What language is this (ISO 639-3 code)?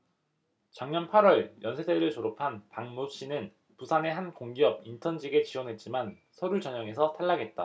kor